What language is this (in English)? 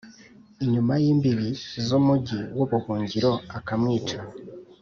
Kinyarwanda